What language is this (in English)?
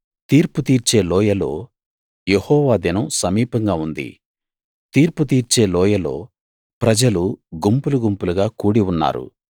Telugu